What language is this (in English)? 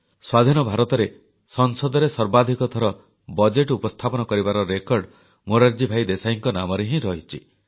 Odia